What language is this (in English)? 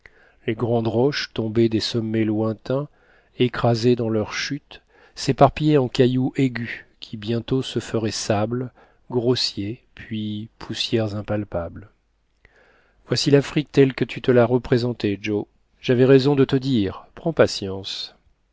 French